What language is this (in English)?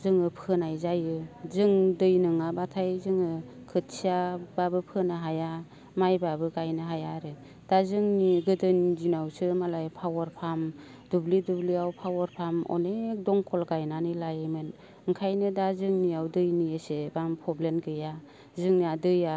Bodo